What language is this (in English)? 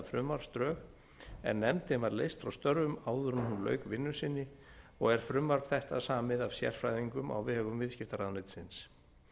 Icelandic